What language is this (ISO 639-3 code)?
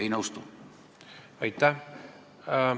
est